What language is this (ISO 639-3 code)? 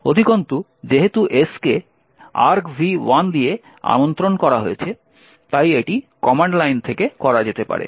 ben